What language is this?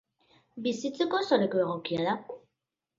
Basque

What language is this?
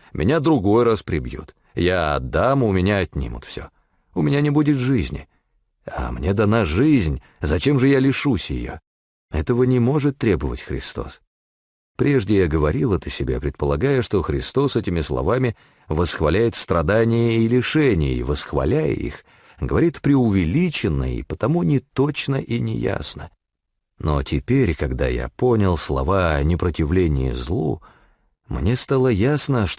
Russian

